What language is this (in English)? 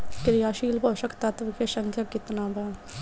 Bhojpuri